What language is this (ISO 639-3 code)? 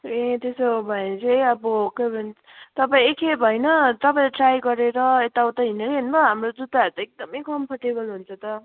nep